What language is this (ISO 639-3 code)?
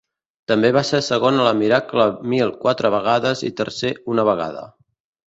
cat